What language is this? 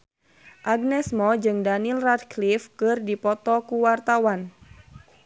Sundanese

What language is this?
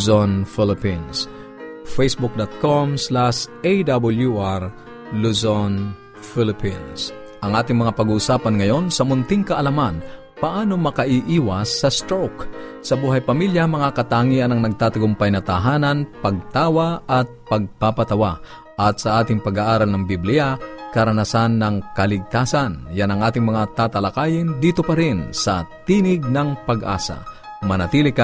Filipino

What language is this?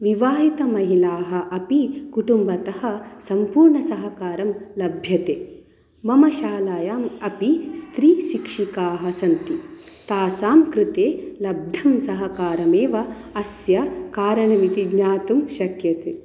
Sanskrit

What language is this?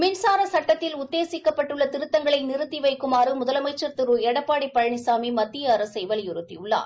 Tamil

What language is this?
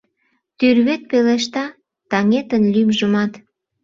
Mari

